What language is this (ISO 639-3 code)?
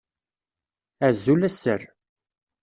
kab